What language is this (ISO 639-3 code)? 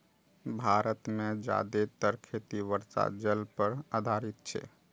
mai